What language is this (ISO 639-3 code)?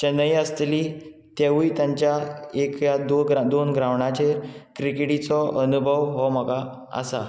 kok